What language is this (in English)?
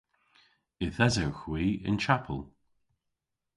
Cornish